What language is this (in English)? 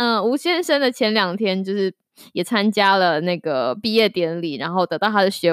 Chinese